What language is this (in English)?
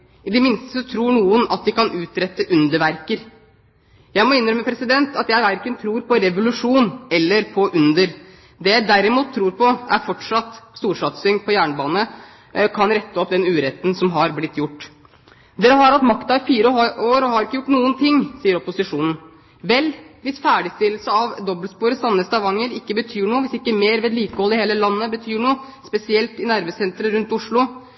Norwegian Bokmål